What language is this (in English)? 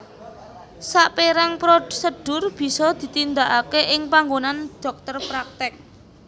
Javanese